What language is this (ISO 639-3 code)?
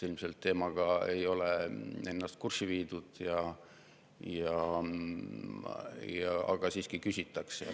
est